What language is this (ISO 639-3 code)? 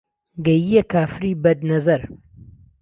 ckb